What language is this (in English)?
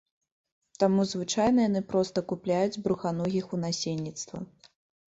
Belarusian